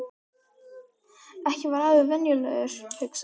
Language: Icelandic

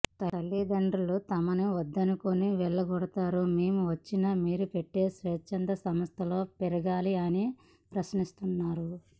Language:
Telugu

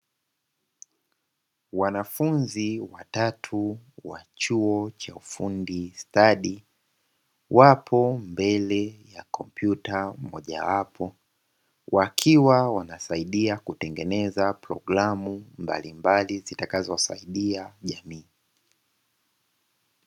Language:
Swahili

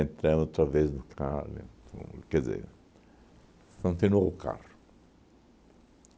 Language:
Portuguese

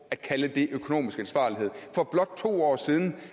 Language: Danish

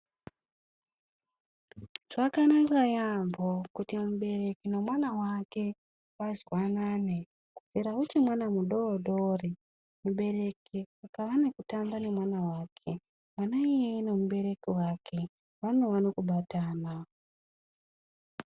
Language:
Ndau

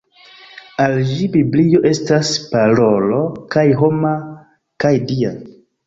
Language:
Esperanto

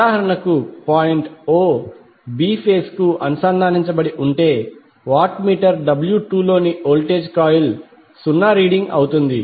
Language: Telugu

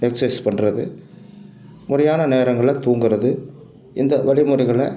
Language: Tamil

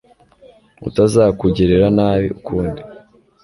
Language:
Kinyarwanda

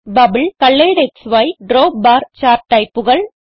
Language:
Malayalam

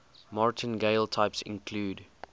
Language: English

